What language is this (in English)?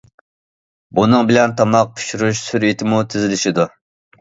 Uyghur